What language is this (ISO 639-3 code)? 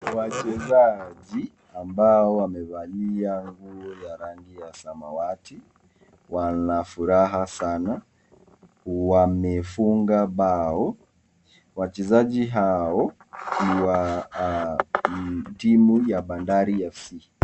swa